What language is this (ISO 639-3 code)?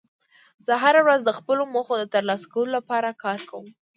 pus